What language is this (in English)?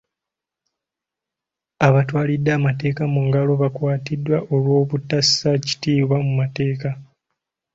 Ganda